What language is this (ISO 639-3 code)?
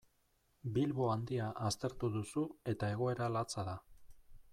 eus